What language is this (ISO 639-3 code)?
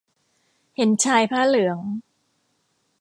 tha